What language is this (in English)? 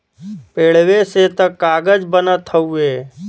Bhojpuri